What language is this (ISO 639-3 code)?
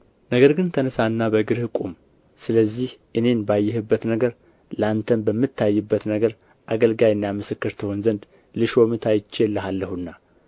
amh